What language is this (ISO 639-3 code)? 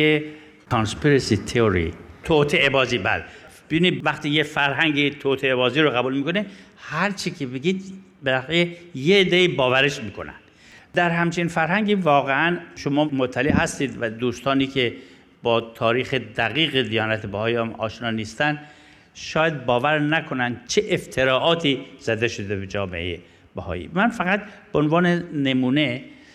fas